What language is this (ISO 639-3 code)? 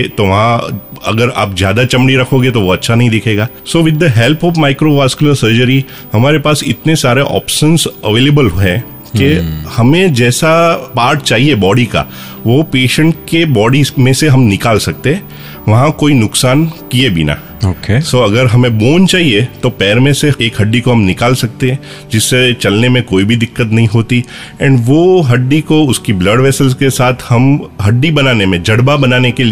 hin